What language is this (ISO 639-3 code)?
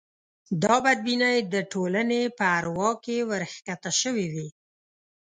pus